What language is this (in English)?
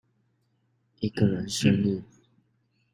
Chinese